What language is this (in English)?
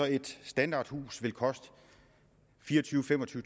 Danish